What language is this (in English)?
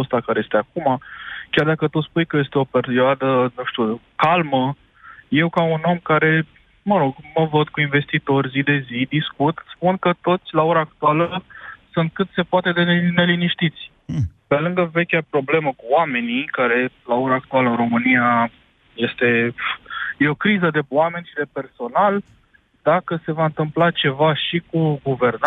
Romanian